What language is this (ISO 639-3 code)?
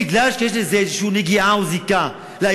heb